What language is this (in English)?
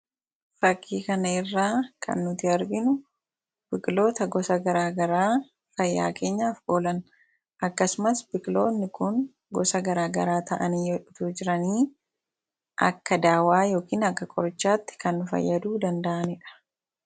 Oromo